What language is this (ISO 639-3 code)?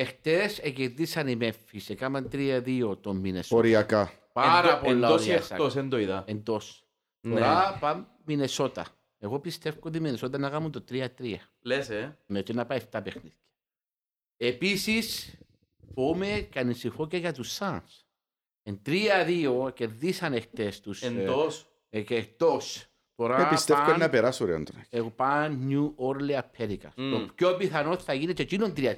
ell